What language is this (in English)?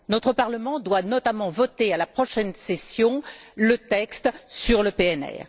French